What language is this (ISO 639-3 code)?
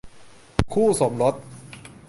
tha